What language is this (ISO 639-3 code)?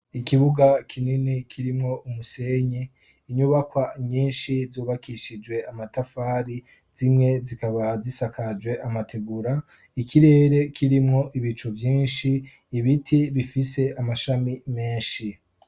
run